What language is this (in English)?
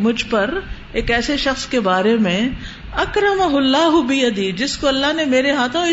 Urdu